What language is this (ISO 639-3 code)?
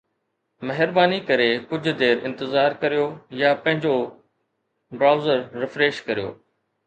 snd